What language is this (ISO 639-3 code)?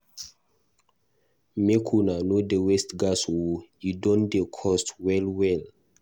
pcm